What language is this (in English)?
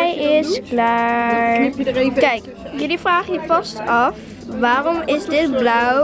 Dutch